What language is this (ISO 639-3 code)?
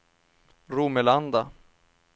swe